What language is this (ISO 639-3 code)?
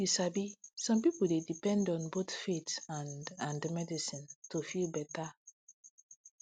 pcm